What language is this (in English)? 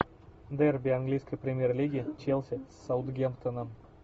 Russian